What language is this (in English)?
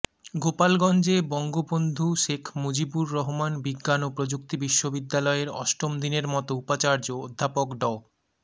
Bangla